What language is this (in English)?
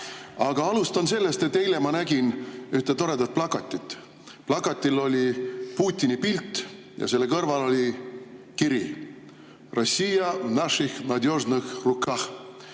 Estonian